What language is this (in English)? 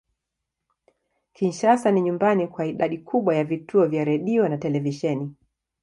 Swahili